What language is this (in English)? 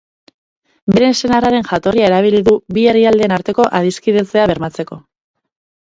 Basque